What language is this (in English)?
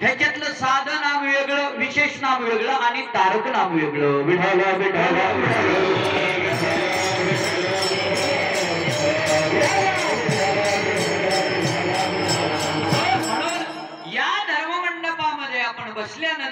Hindi